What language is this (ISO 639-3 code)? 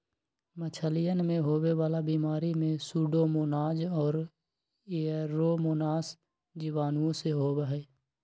mag